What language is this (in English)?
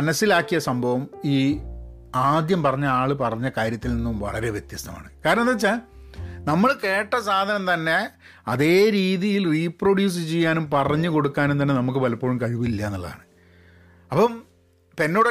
Malayalam